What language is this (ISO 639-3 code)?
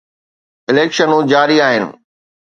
snd